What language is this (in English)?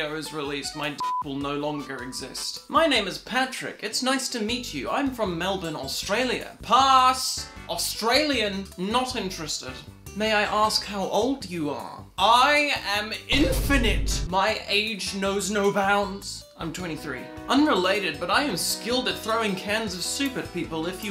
English